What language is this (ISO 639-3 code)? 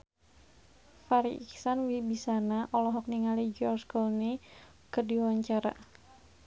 sun